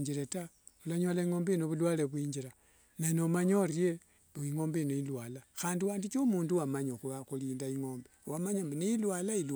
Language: Wanga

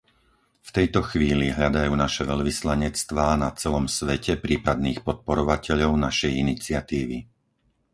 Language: Slovak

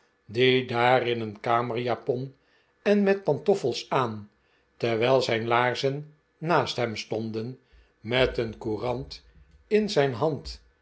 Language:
Dutch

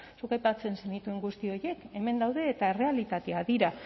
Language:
Basque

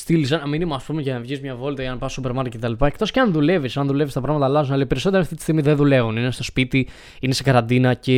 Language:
Greek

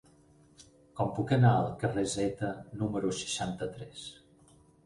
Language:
Catalan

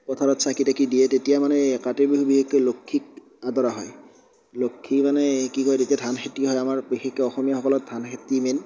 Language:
Assamese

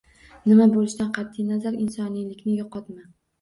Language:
Uzbek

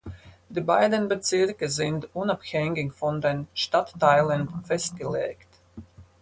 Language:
German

